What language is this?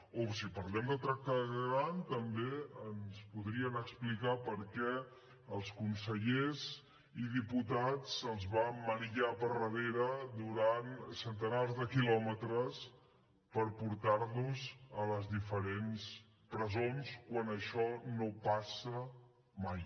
Catalan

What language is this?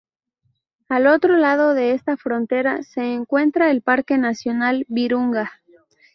Spanish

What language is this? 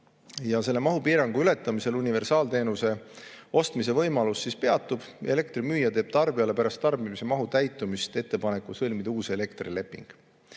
Estonian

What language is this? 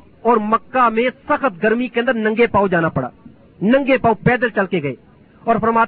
Urdu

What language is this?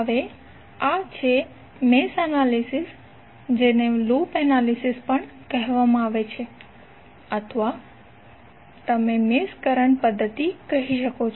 Gujarati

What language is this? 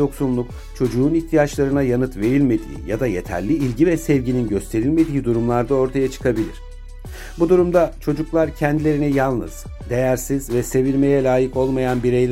Turkish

